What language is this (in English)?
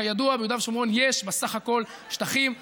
Hebrew